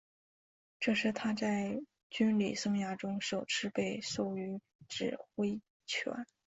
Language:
Chinese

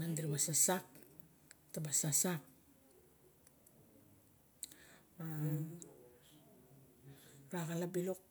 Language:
Barok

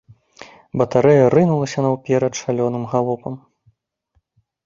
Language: Belarusian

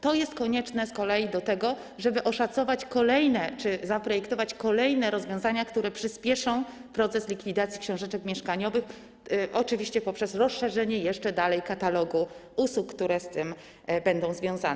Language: Polish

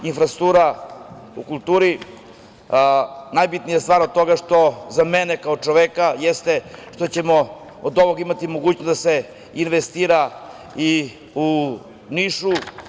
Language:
Serbian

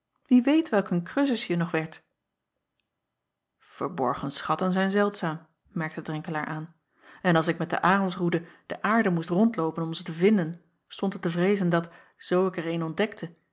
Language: Dutch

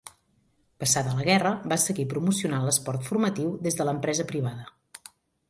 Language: Catalan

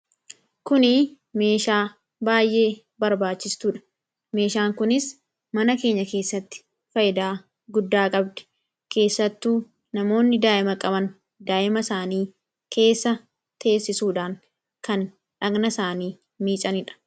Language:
Oromo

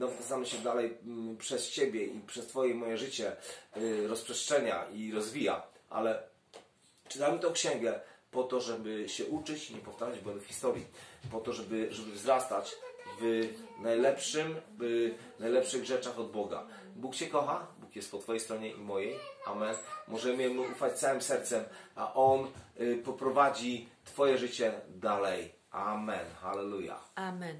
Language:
Polish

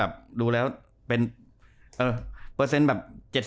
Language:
Thai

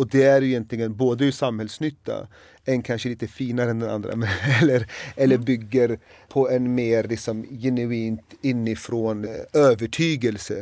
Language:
Swedish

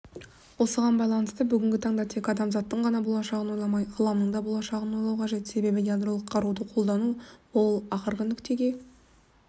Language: Kazakh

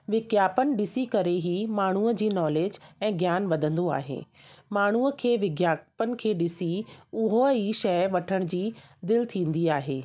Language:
Sindhi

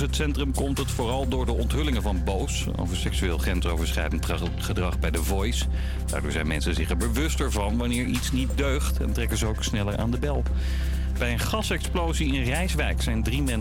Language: Dutch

